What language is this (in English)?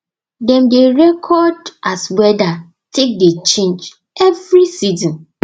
Nigerian Pidgin